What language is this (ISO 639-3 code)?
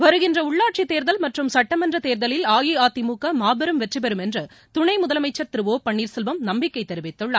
tam